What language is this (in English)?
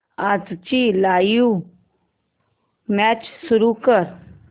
Marathi